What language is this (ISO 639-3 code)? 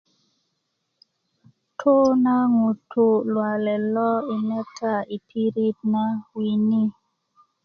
ukv